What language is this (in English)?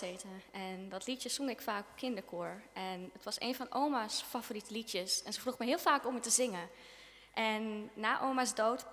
Dutch